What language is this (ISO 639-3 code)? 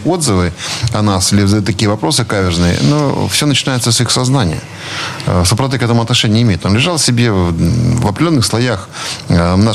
rus